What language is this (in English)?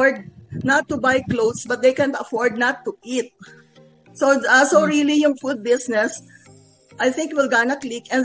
Filipino